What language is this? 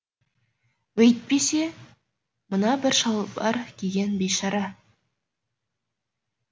Kazakh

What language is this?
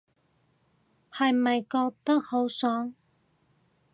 Cantonese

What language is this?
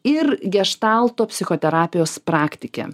Lithuanian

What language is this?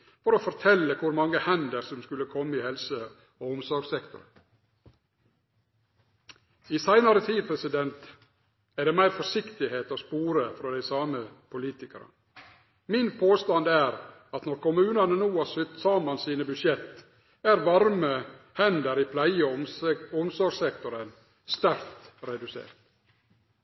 Norwegian Nynorsk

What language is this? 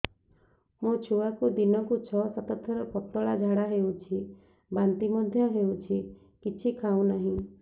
Odia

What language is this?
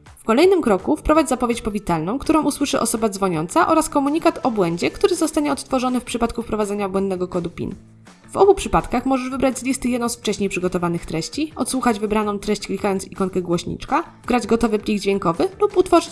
Polish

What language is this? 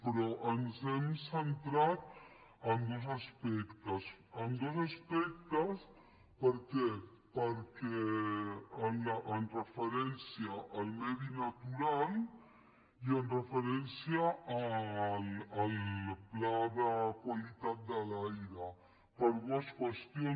Catalan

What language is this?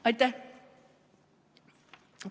Estonian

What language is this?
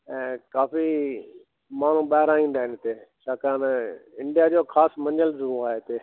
Sindhi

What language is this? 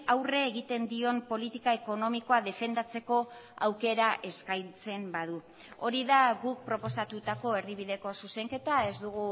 Basque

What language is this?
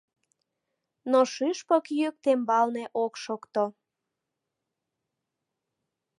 Mari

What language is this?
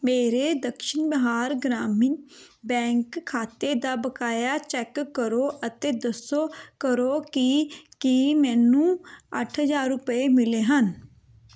Punjabi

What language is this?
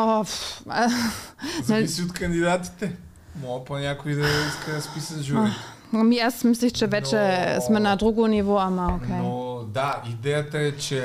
Bulgarian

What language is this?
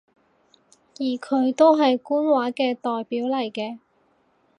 Cantonese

